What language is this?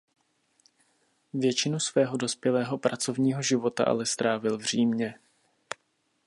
Czech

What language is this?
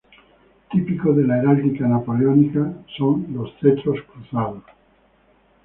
Spanish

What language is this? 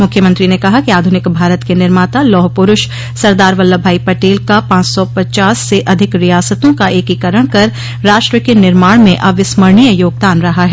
Hindi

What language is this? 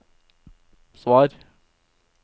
Norwegian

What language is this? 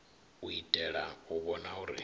Venda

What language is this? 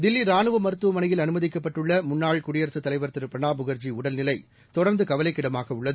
Tamil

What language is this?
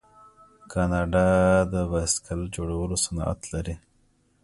Pashto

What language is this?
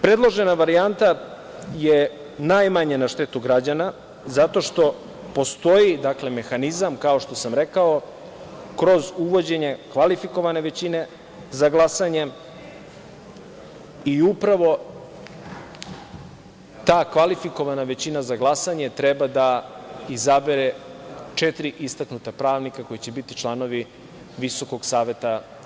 Serbian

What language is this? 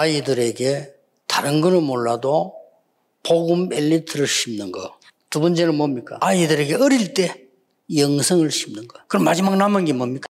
Korean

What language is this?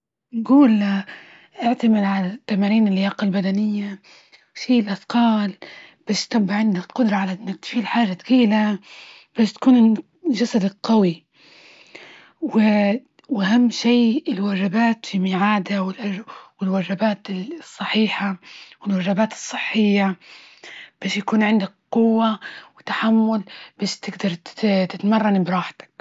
Libyan Arabic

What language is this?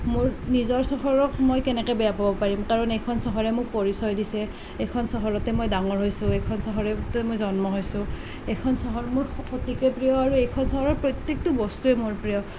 Assamese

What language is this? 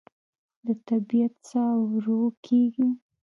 Pashto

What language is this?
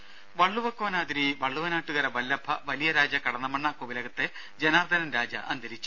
Malayalam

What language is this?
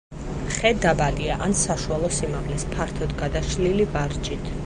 Georgian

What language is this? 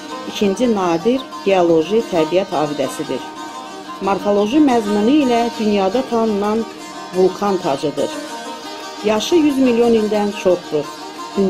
Turkish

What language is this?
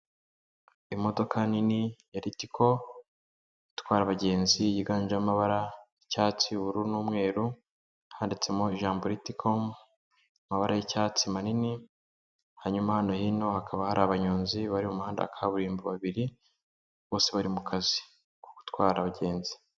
Kinyarwanda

